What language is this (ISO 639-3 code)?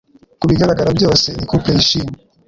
kin